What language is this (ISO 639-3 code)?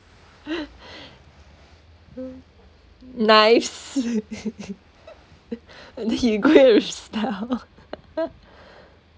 eng